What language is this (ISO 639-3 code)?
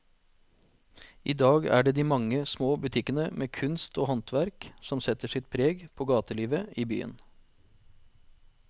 nor